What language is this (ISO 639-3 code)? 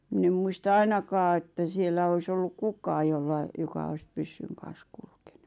fin